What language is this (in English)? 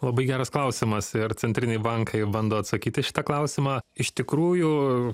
Lithuanian